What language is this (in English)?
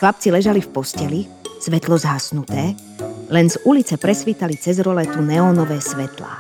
Slovak